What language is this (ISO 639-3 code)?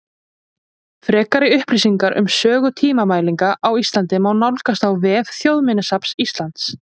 isl